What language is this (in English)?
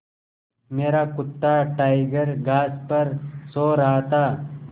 Hindi